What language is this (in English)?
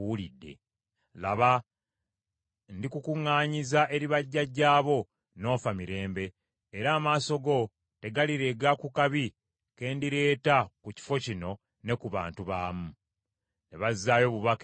Ganda